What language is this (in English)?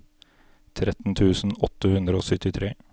Norwegian